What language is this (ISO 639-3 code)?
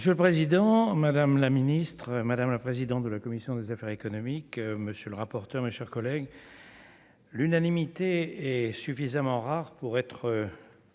fra